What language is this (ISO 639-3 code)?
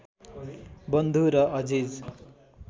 nep